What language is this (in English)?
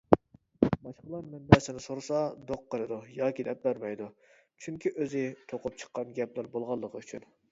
Uyghur